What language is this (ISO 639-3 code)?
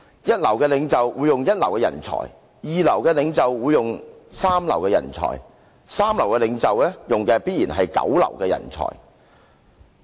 yue